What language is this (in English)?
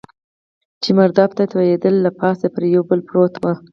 Pashto